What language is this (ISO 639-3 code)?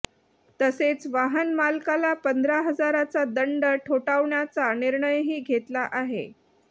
mar